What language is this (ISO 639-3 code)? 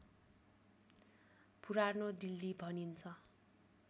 nep